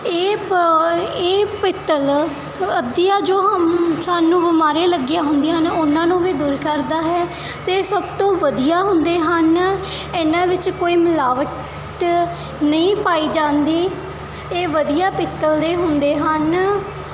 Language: Punjabi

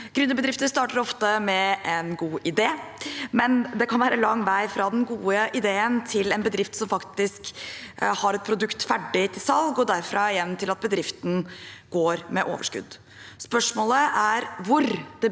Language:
Norwegian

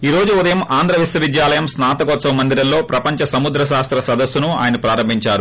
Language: Telugu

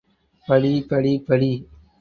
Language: Tamil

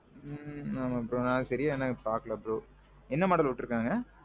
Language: Tamil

